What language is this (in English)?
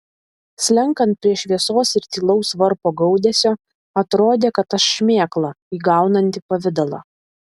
Lithuanian